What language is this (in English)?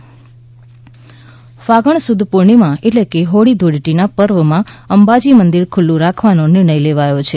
Gujarati